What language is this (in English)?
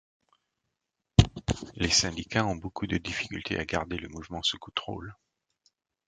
French